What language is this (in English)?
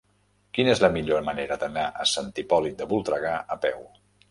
Catalan